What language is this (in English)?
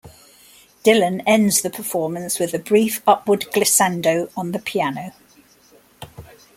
English